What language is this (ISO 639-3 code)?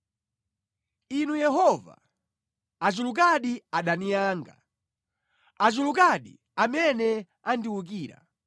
nya